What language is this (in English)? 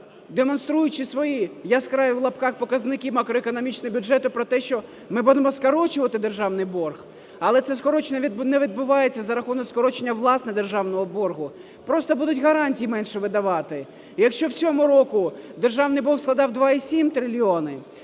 Ukrainian